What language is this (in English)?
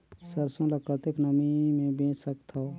Chhattisgarhi